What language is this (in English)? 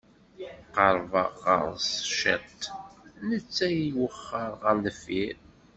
Kabyle